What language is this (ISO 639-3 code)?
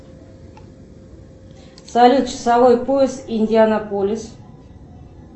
rus